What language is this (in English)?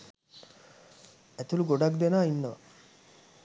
Sinhala